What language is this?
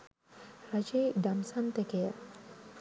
Sinhala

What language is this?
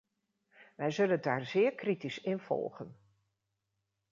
Dutch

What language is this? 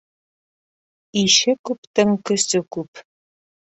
Bashkir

